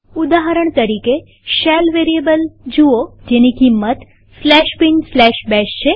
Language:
Gujarati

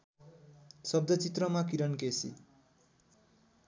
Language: Nepali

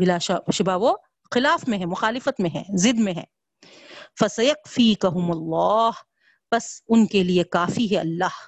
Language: Urdu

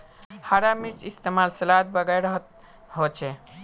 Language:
Magahi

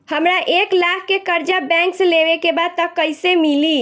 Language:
Bhojpuri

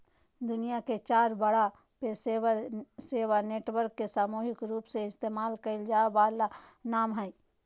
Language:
Magahi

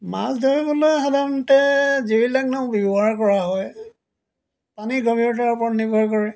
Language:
Assamese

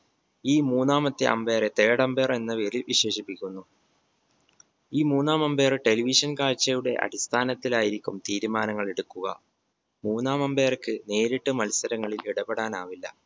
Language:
Malayalam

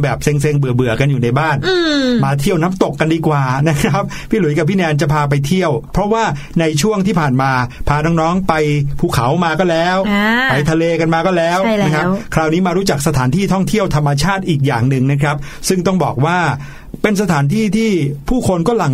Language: Thai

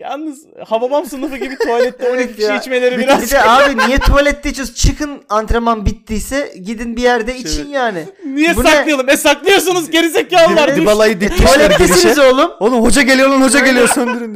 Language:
Turkish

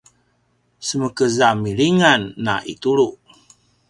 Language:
Paiwan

